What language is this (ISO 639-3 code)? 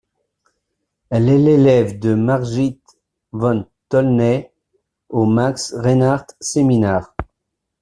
fra